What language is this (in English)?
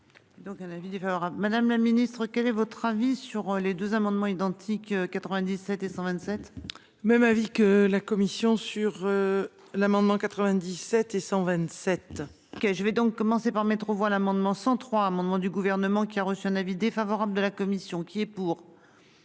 French